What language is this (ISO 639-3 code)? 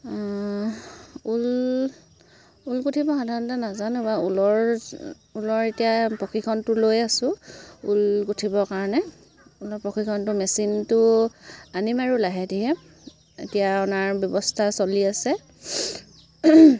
asm